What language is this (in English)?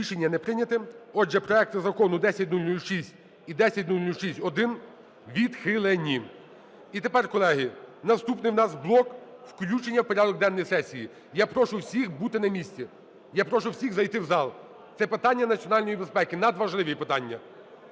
Ukrainian